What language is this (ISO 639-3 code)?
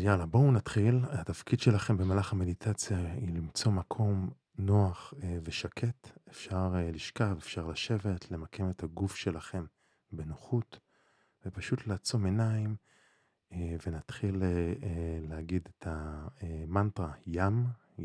heb